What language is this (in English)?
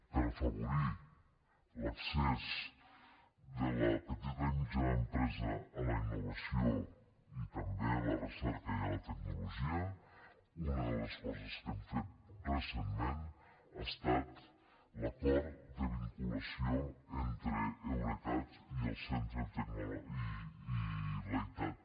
Catalan